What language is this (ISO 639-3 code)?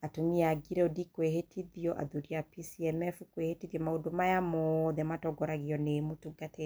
kik